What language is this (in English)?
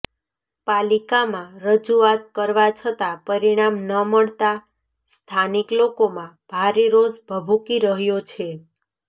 Gujarati